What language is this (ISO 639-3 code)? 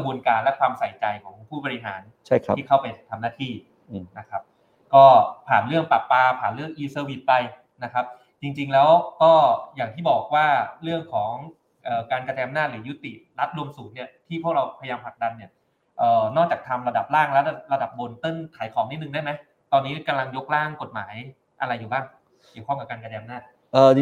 tha